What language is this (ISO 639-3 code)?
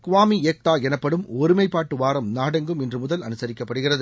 tam